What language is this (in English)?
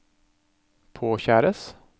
Norwegian